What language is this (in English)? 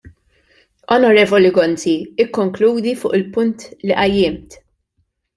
Maltese